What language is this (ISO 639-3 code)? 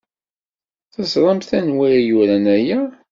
kab